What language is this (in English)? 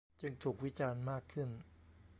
Thai